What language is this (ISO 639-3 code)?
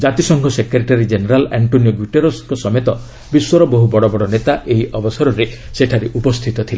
ori